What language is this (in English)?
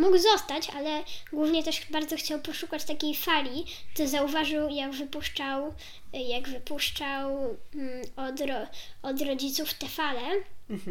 Polish